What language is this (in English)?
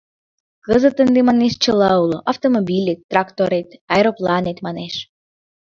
Mari